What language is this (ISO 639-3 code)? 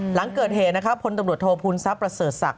tha